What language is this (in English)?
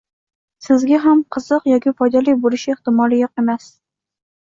Uzbek